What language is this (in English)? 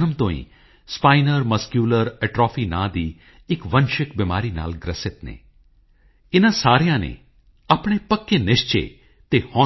Punjabi